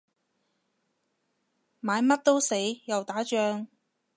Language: Cantonese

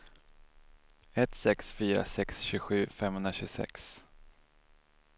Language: Swedish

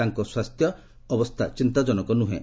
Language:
Odia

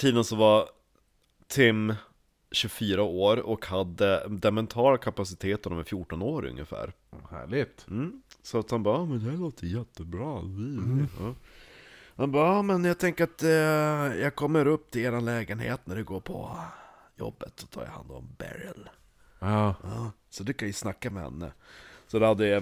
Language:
Swedish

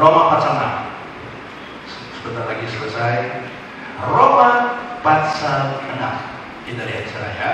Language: Indonesian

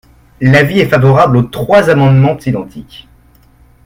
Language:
French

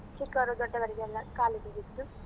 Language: Kannada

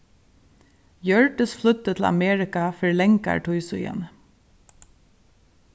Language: Faroese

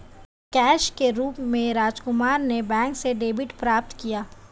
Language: Hindi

